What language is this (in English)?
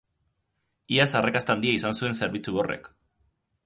Basque